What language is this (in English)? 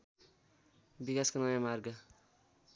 Nepali